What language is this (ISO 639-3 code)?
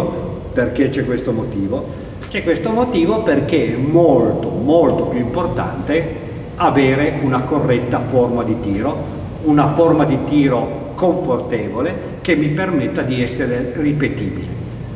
ita